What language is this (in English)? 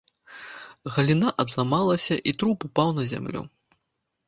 Belarusian